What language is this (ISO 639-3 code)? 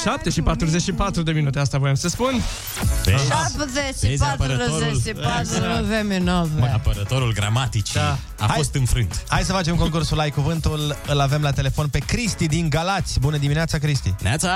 ron